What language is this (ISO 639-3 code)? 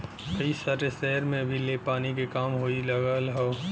bho